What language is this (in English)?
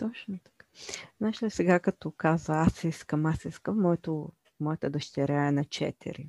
Bulgarian